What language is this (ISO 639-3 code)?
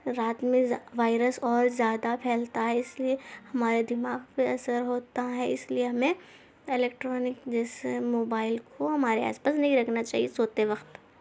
urd